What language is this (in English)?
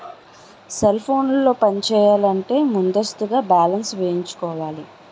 Telugu